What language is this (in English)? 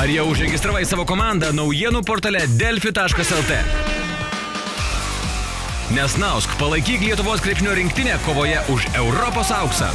Lithuanian